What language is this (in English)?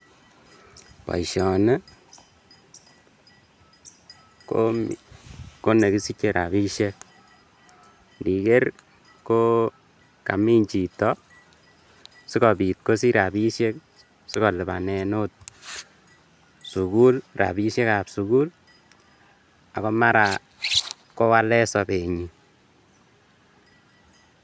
Kalenjin